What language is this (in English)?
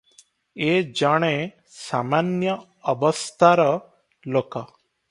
Odia